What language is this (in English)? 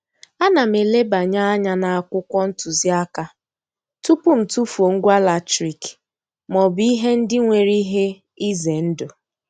Igbo